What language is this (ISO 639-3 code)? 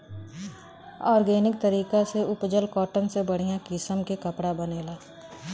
bho